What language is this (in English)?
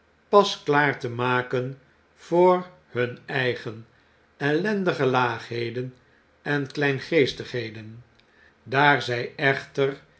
Dutch